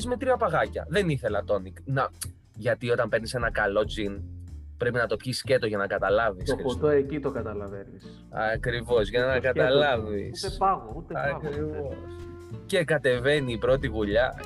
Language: Greek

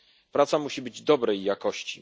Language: Polish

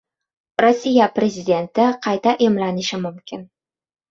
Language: Uzbek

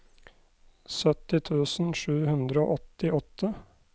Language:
Norwegian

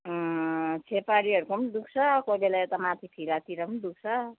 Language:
Nepali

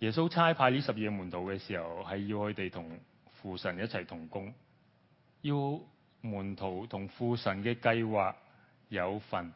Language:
Chinese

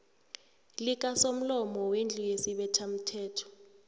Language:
South Ndebele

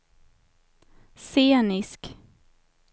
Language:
Swedish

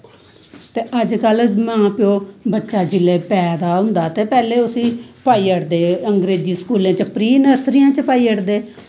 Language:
Dogri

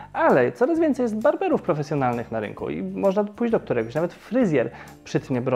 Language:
Polish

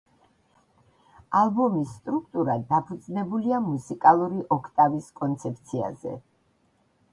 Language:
Georgian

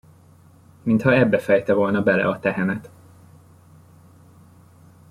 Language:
Hungarian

